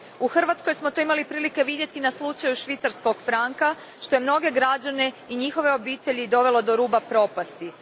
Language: Croatian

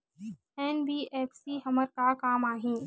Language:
Chhattisgarhi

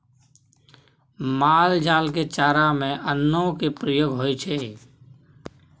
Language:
Maithili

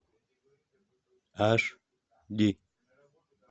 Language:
Russian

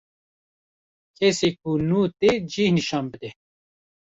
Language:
Kurdish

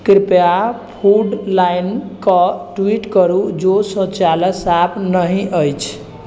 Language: Maithili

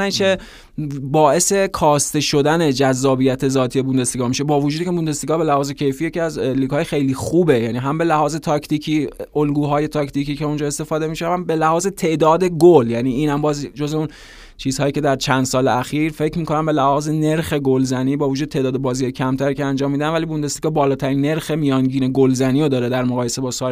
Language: Persian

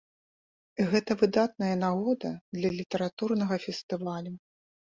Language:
Belarusian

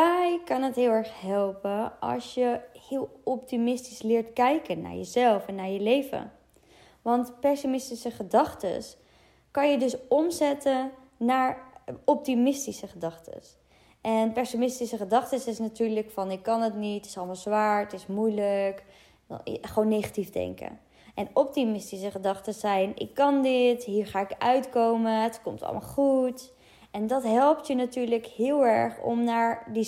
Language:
Dutch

